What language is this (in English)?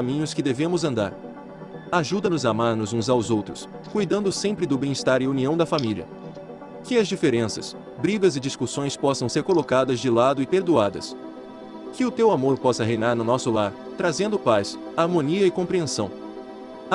Portuguese